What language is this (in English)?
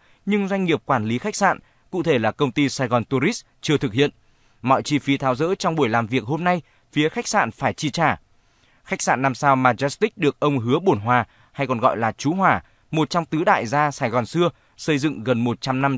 Vietnamese